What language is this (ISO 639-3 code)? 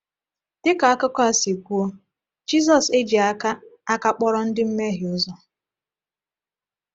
ibo